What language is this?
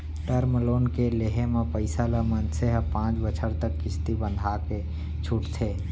Chhattisgarhi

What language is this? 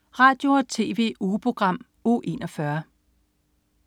Danish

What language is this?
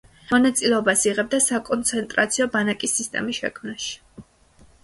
Georgian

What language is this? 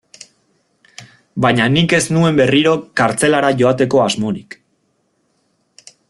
Basque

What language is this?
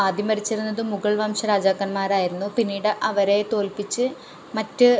Malayalam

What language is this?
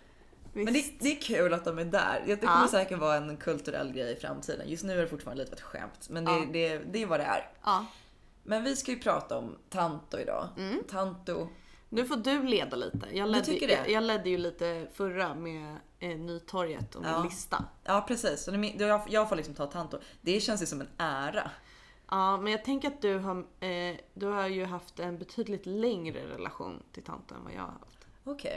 Swedish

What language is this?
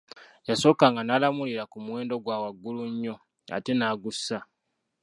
Ganda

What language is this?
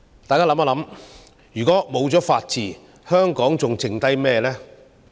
Cantonese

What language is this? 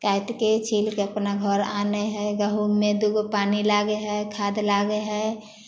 Maithili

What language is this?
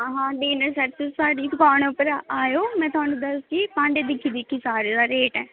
Dogri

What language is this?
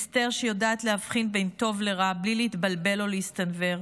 Hebrew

